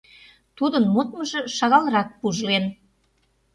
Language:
Mari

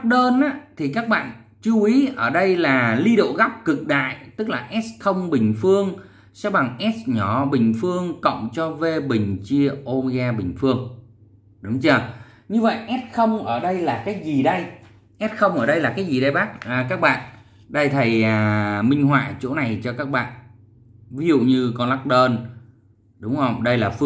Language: Vietnamese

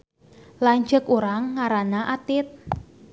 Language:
Sundanese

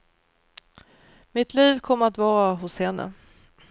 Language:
Swedish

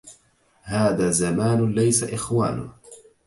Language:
Arabic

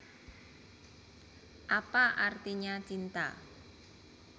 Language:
Javanese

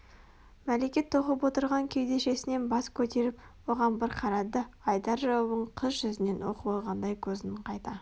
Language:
Kazakh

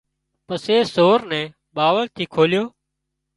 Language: Wadiyara Koli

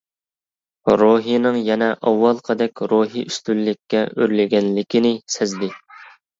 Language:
Uyghur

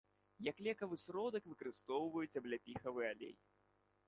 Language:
Belarusian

